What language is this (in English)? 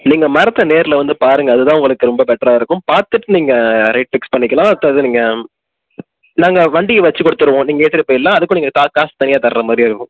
Tamil